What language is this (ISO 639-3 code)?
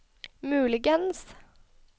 nor